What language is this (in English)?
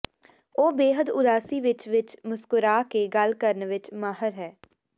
Punjabi